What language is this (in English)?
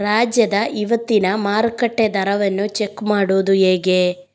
Kannada